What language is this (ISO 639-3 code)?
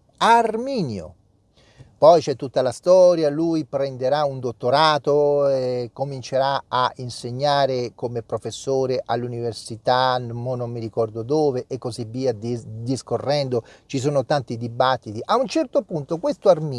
ita